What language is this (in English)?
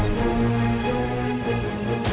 Indonesian